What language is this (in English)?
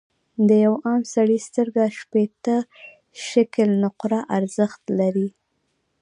Pashto